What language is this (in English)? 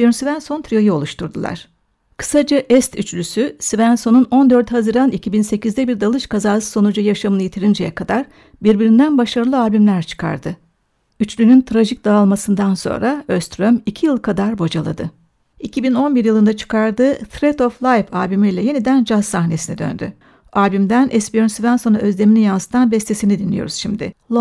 Turkish